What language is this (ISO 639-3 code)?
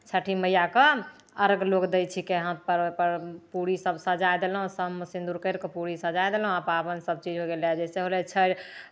mai